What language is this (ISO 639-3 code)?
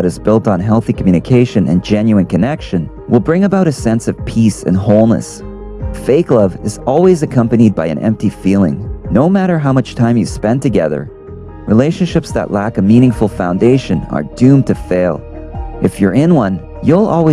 eng